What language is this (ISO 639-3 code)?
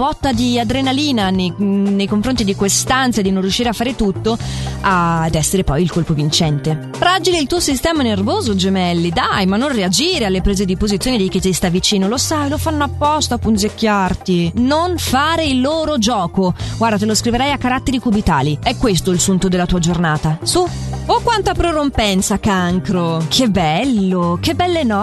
ita